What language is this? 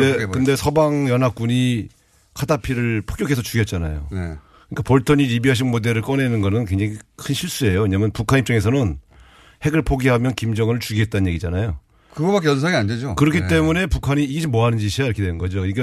Korean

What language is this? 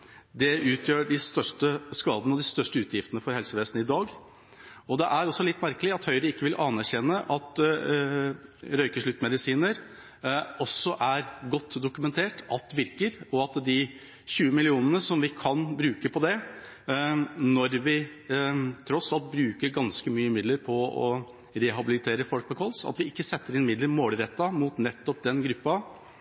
Norwegian Bokmål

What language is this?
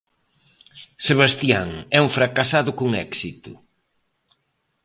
Galician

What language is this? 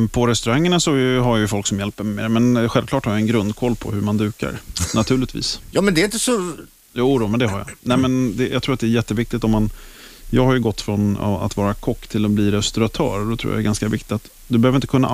Swedish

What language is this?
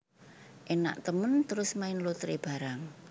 Javanese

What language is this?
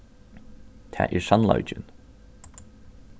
Faroese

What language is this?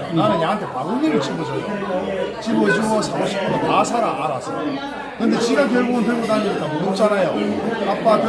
Korean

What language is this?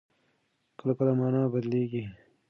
Pashto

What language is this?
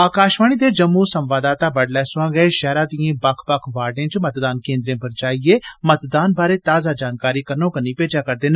Dogri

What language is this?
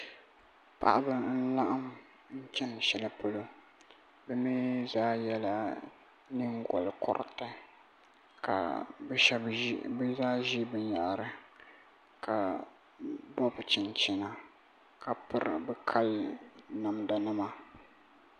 Dagbani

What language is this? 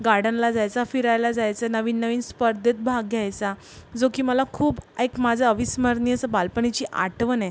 Marathi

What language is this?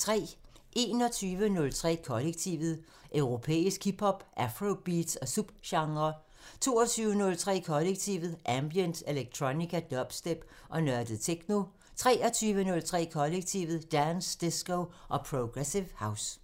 Danish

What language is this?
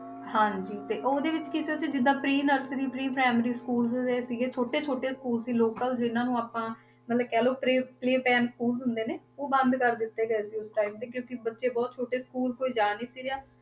Punjabi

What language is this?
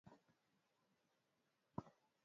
Swahili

